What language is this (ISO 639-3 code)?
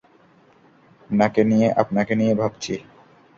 ben